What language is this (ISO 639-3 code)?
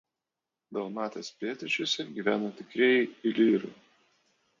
lit